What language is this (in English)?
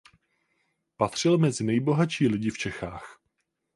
Czech